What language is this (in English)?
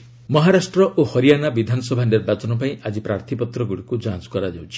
Odia